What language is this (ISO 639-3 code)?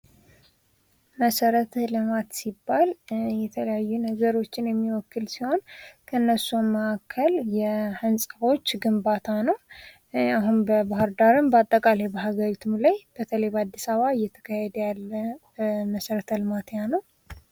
amh